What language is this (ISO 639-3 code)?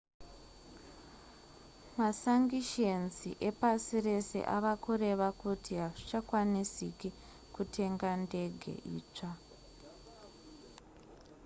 sna